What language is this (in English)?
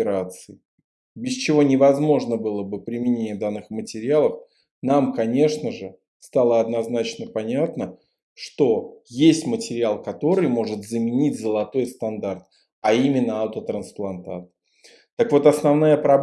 Russian